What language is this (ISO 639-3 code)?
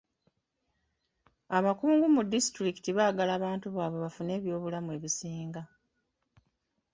lug